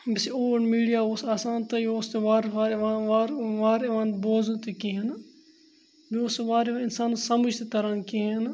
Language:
Kashmiri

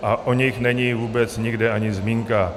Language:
Czech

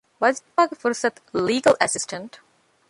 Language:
Divehi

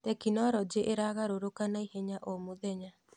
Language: Kikuyu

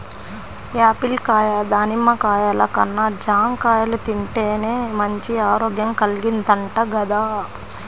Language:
Telugu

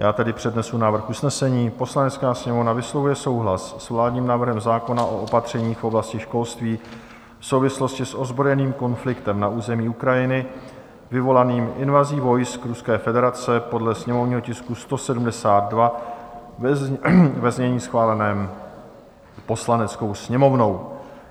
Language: Czech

